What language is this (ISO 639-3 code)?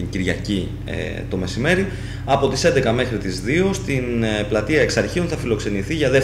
ell